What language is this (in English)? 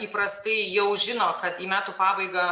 Lithuanian